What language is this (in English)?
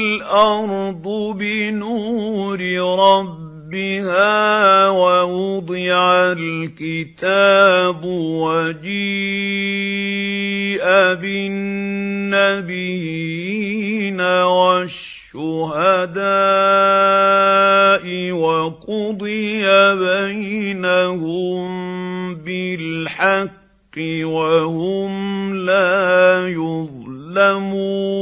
Arabic